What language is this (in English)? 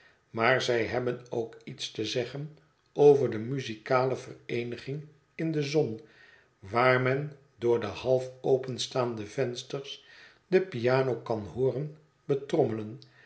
Dutch